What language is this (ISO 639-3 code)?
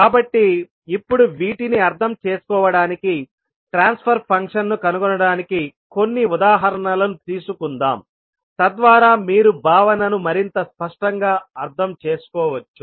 tel